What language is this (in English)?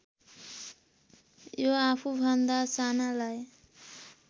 Nepali